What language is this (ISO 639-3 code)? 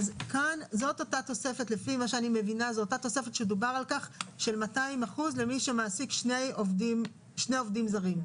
heb